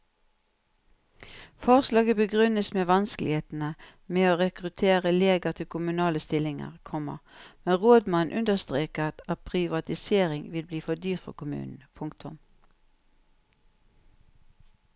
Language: Norwegian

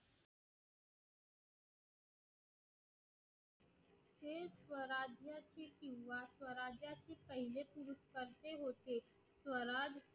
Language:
Marathi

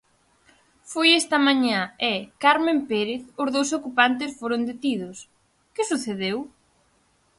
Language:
Galician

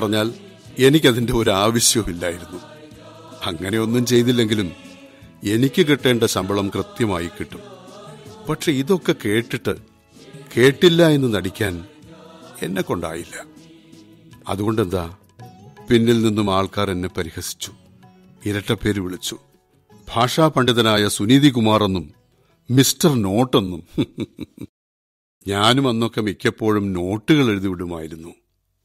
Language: Malayalam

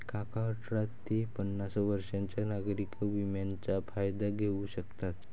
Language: Marathi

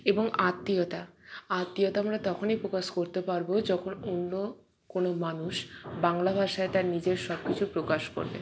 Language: Bangla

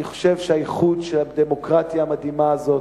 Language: Hebrew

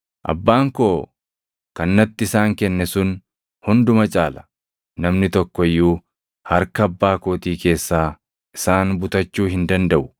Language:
Oromo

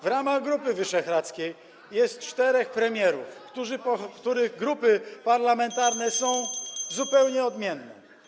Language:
Polish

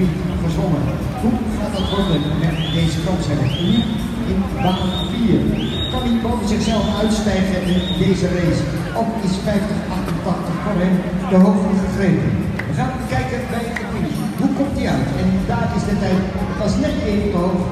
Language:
Dutch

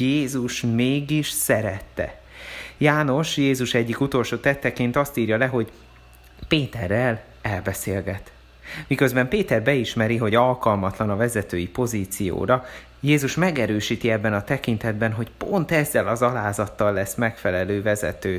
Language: Hungarian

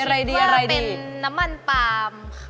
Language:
Thai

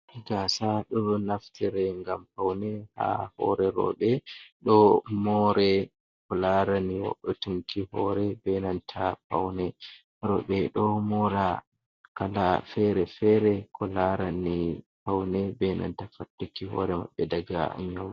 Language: Fula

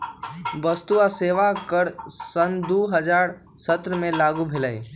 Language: Magahi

